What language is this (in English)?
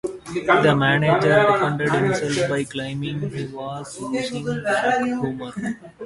English